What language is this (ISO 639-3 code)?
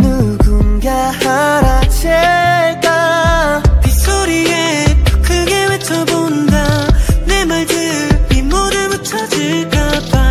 kor